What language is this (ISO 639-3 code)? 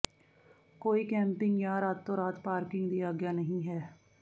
pan